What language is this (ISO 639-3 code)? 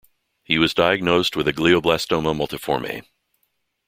eng